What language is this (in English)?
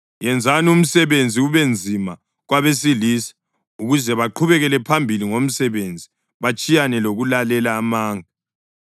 North Ndebele